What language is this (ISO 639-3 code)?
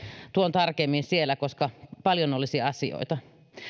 fin